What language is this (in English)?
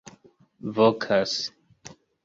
Esperanto